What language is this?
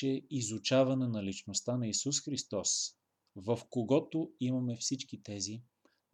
Bulgarian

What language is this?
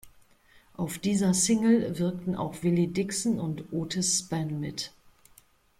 German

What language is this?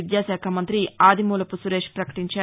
Telugu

